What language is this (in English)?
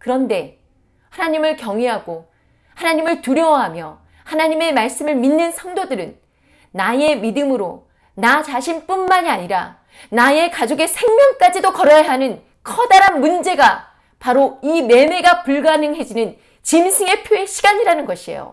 Korean